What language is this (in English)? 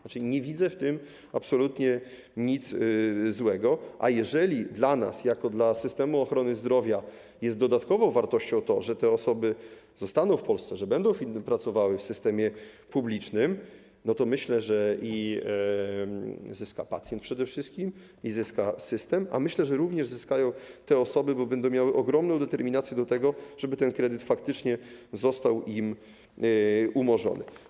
Polish